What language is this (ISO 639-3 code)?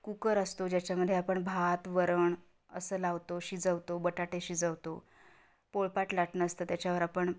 mar